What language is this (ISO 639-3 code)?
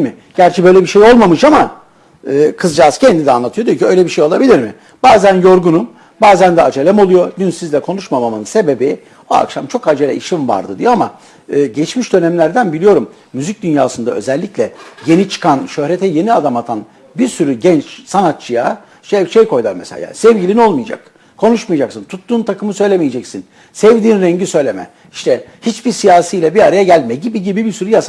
tur